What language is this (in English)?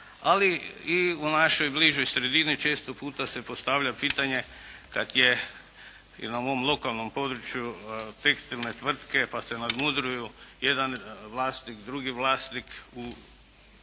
Croatian